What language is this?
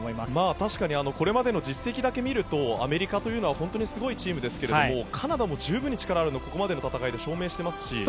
Japanese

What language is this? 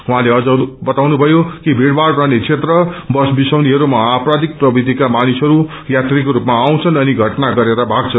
Nepali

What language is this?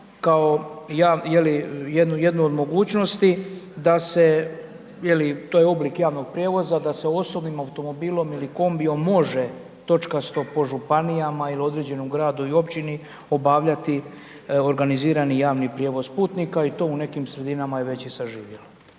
Croatian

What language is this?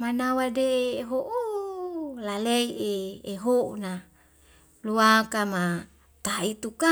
Wemale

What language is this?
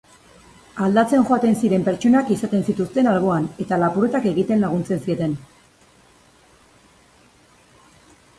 Basque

